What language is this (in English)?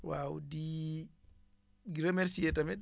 Wolof